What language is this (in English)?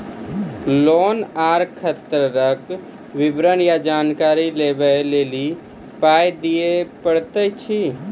Maithili